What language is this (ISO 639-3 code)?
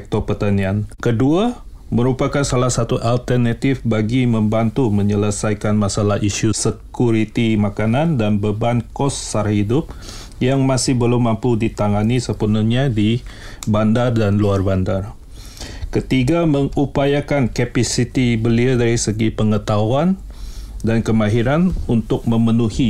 msa